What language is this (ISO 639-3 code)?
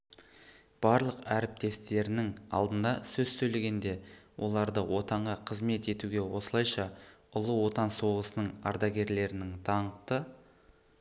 kaz